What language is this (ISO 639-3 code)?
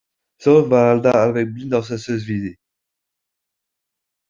isl